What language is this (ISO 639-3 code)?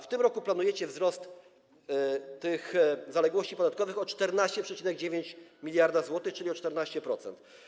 pol